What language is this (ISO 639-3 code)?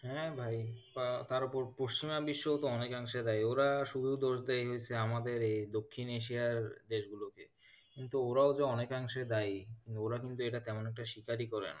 ben